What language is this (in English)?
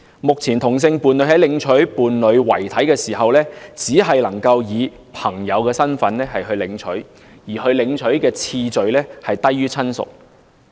Cantonese